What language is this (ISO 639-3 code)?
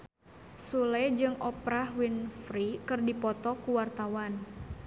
sun